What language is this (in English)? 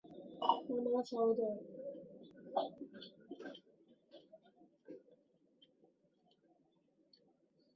Chinese